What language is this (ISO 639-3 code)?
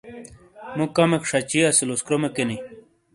scl